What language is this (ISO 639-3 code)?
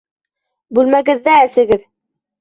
bak